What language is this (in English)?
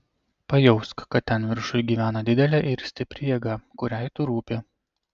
Lithuanian